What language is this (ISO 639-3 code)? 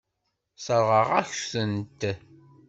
kab